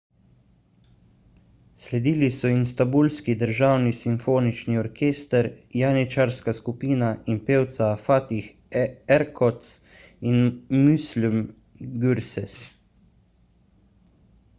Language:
Slovenian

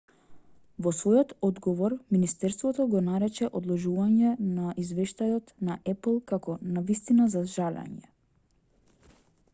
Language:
Macedonian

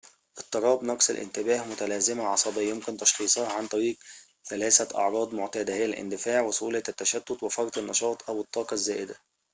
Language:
Arabic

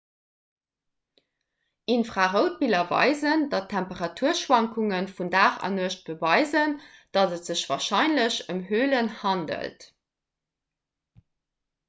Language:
Luxembourgish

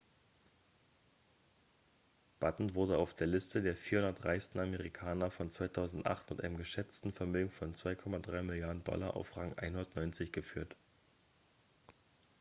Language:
German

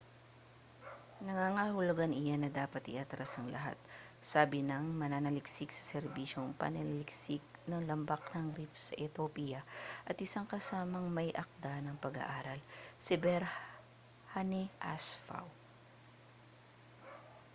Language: Filipino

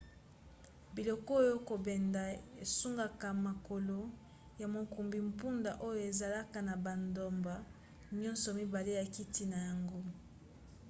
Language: Lingala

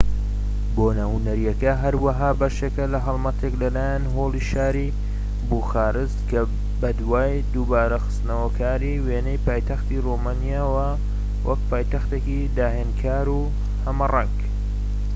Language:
Central Kurdish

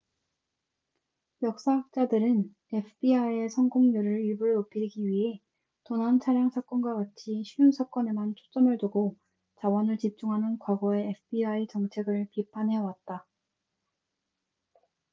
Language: Korean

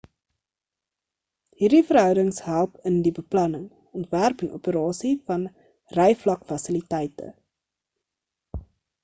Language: Afrikaans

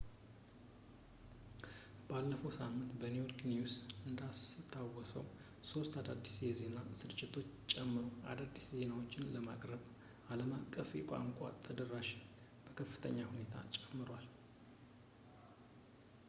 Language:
Amharic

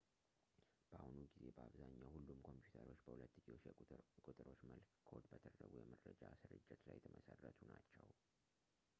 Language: Amharic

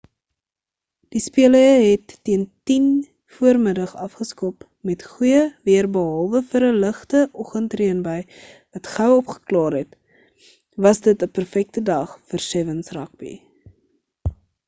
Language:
Afrikaans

